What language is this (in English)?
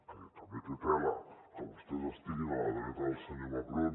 Catalan